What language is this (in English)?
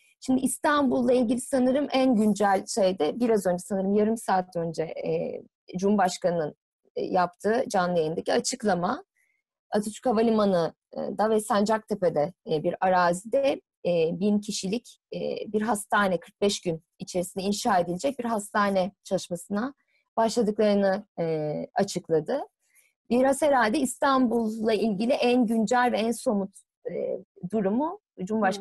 Turkish